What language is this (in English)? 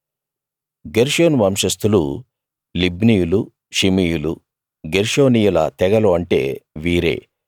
Telugu